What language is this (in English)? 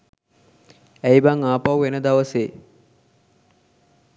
Sinhala